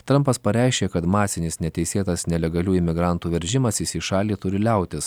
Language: Lithuanian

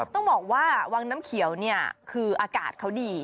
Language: Thai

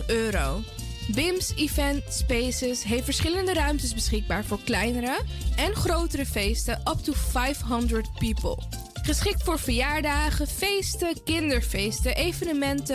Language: Dutch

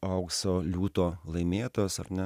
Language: Lithuanian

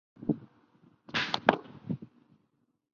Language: Chinese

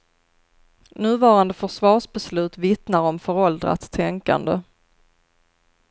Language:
Swedish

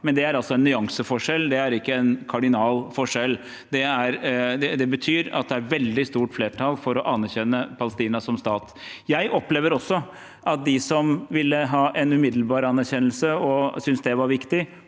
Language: Norwegian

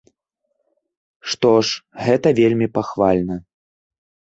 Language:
Belarusian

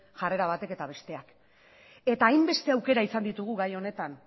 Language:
Basque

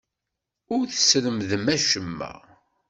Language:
Kabyle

